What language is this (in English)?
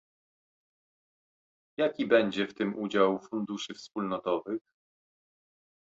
Polish